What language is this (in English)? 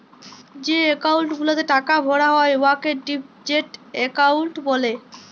Bangla